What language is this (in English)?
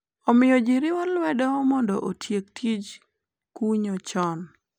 Luo (Kenya and Tanzania)